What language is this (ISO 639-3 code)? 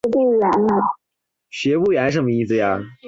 zho